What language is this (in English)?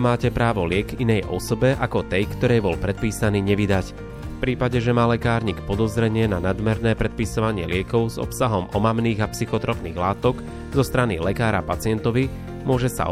Slovak